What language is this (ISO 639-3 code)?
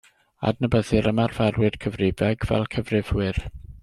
cym